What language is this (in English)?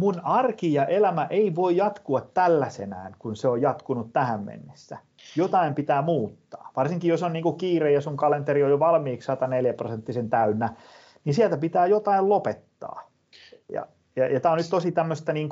Finnish